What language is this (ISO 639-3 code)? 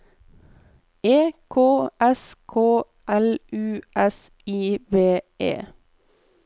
nor